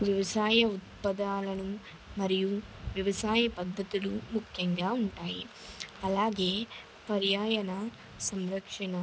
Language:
Telugu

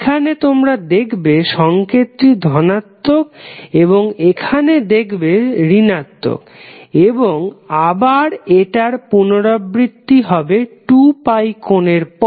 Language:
Bangla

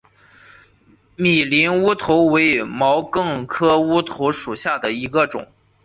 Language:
Chinese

